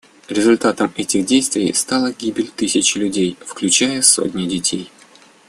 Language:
Russian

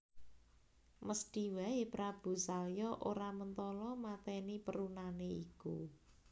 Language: Javanese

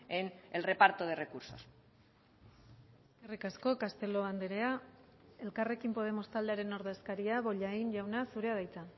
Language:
Basque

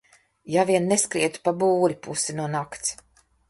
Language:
Latvian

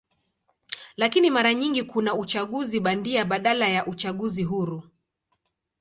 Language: Swahili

